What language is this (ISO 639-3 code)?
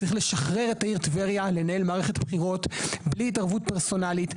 heb